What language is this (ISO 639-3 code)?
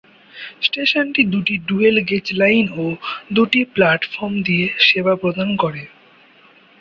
ben